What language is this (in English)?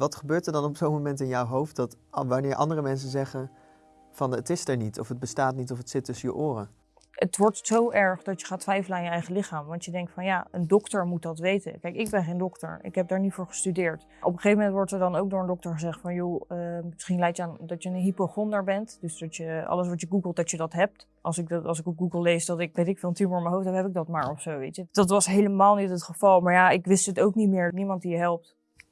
Dutch